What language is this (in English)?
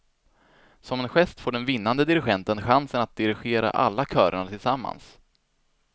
Swedish